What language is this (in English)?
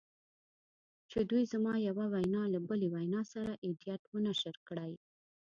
Pashto